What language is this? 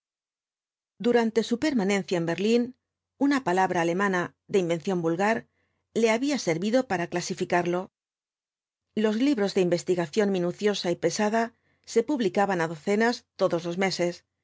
Spanish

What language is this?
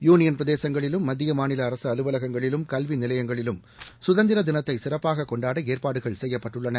Tamil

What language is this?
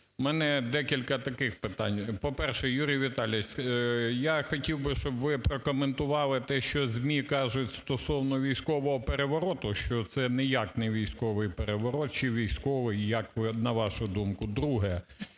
Ukrainian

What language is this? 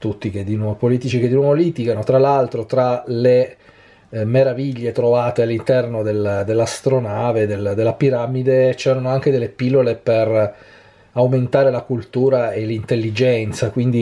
Italian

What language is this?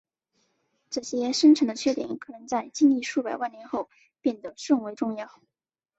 Chinese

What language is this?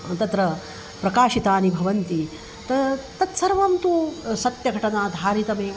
Sanskrit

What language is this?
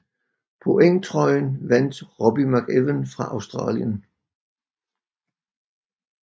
Danish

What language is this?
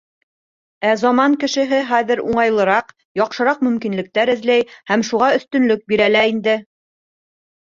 Bashkir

